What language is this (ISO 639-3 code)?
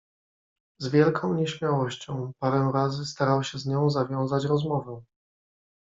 pol